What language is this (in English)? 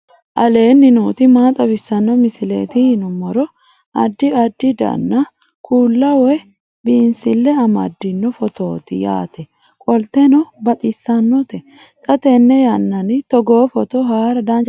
Sidamo